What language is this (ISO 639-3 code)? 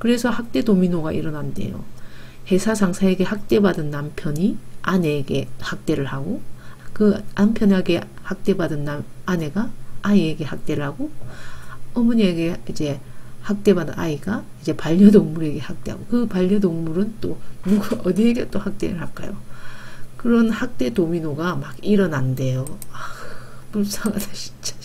kor